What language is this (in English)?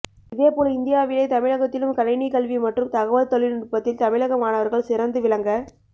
Tamil